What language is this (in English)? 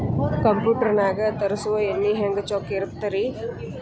Kannada